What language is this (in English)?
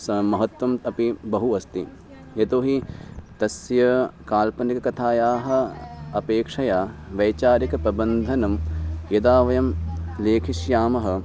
Sanskrit